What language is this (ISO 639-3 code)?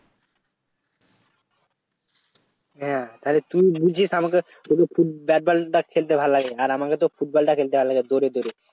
ben